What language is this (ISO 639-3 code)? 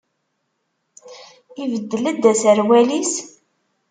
kab